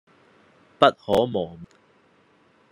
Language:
Cantonese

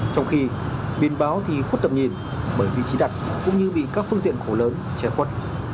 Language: Vietnamese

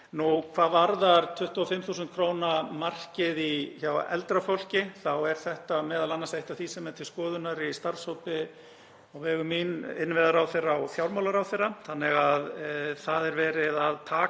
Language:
Icelandic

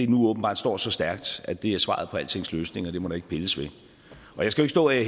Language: Danish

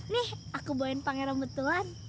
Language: Indonesian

